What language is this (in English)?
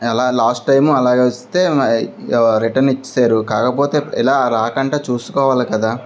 Telugu